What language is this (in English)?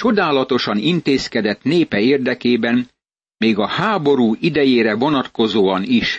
Hungarian